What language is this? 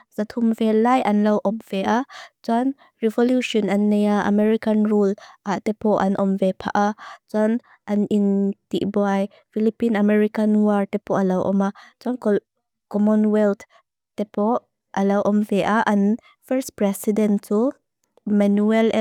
Mizo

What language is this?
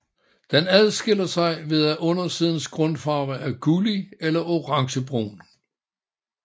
Danish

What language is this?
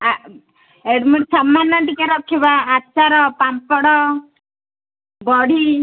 Odia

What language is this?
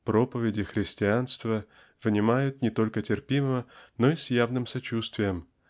Russian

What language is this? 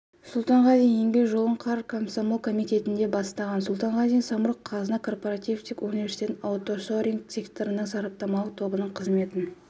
Kazakh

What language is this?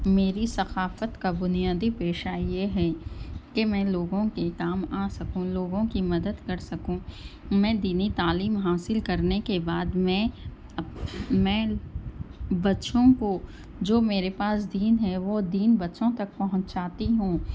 Urdu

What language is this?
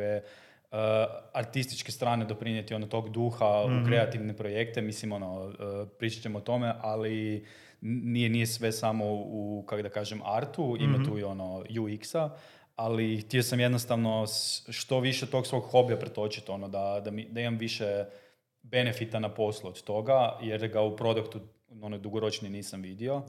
Croatian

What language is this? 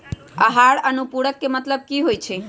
Magahi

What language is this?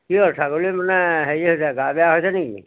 Assamese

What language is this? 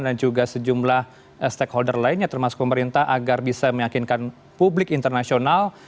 Indonesian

